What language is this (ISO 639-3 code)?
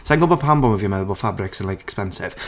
cym